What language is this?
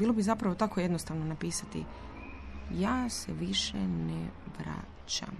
Croatian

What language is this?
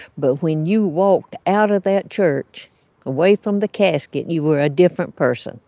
English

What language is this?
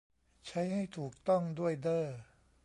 Thai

